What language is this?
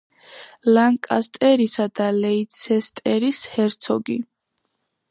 Georgian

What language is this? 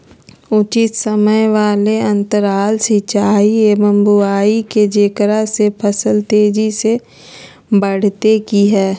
Magahi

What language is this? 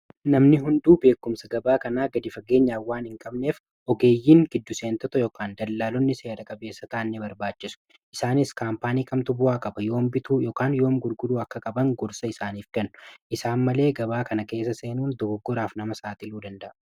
Oromo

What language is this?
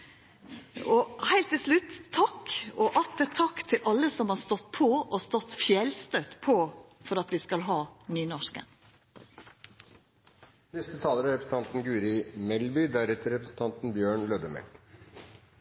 Norwegian Nynorsk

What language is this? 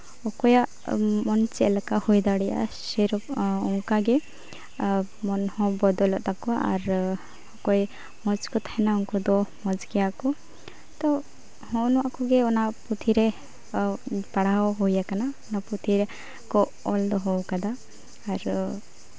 Santali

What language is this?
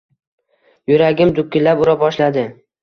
Uzbek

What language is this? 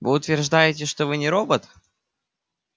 Russian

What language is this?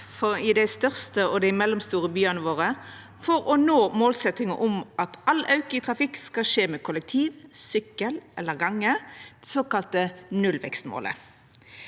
Norwegian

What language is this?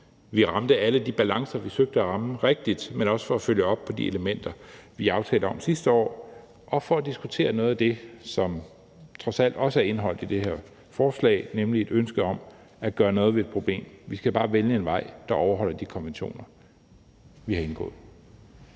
Danish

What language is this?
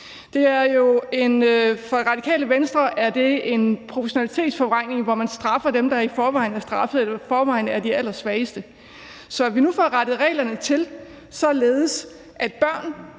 Danish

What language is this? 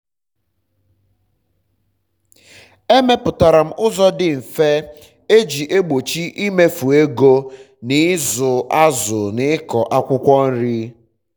Igbo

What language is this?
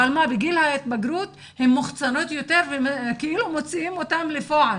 Hebrew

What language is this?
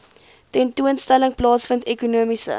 Afrikaans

